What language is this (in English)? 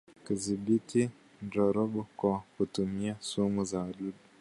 Swahili